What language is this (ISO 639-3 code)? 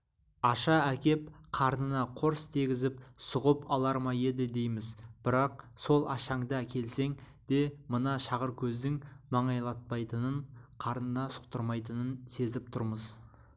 kaz